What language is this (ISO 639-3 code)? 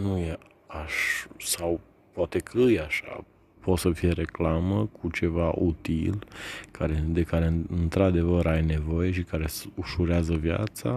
ron